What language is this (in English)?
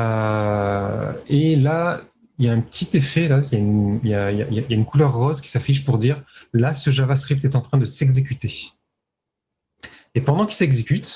French